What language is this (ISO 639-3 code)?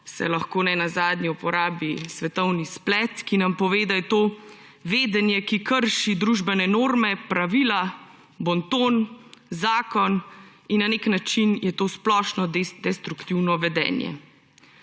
slv